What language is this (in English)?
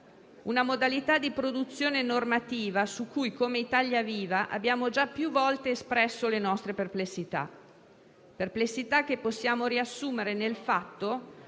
Italian